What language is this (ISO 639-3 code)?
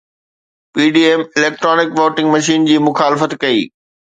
snd